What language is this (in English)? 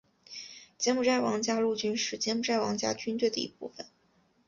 Chinese